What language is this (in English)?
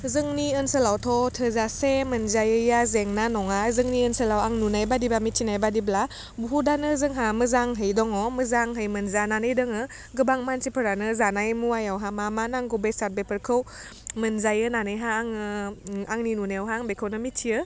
Bodo